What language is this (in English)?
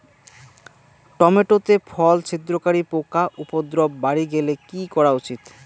Bangla